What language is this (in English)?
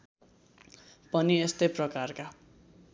Nepali